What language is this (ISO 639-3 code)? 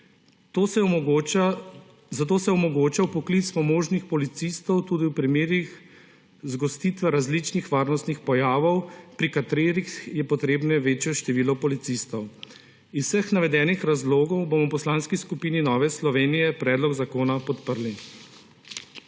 slv